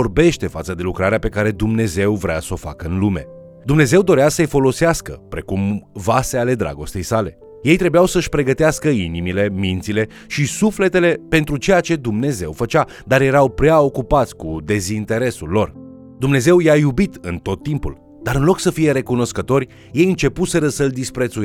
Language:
Romanian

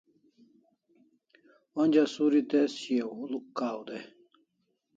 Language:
Kalasha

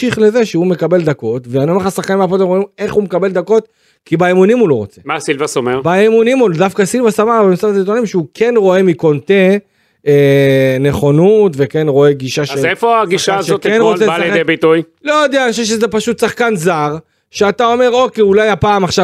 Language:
Hebrew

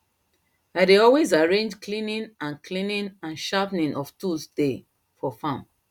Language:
Nigerian Pidgin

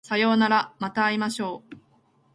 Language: Japanese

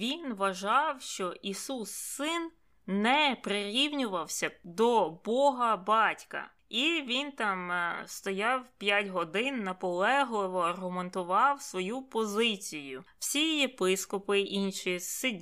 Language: Ukrainian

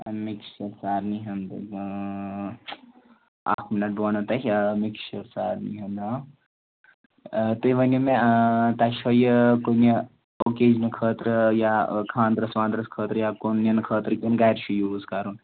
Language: Kashmiri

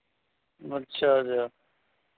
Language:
Hindi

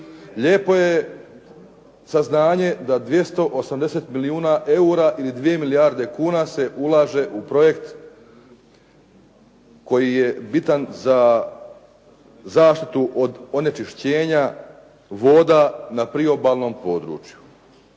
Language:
Croatian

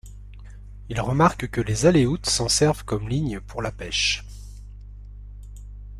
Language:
French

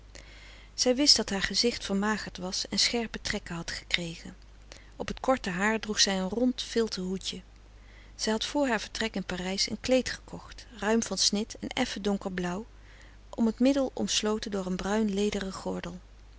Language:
Dutch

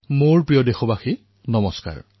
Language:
Assamese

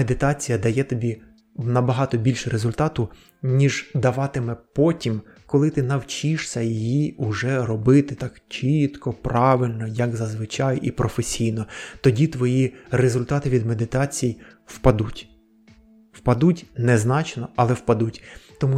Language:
Ukrainian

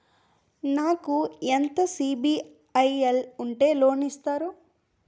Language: Telugu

